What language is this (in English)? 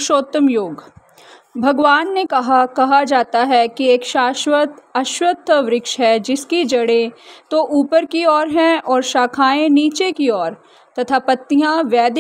Hindi